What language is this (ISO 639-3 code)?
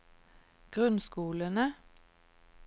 nor